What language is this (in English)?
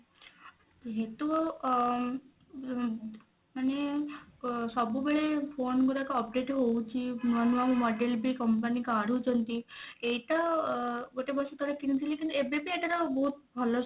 Odia